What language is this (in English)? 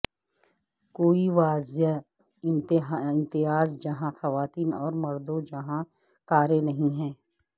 Urdu